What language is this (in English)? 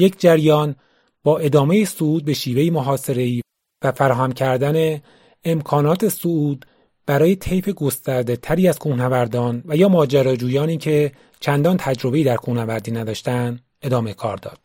Persian